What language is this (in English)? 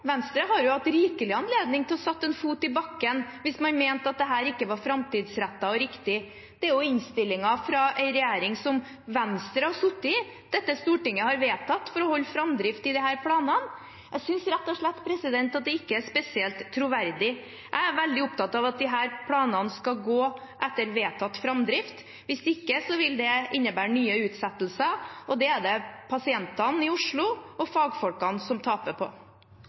Norwegian Bokmål